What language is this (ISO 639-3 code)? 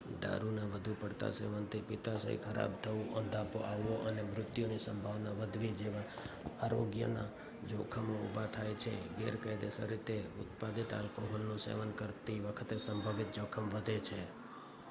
guj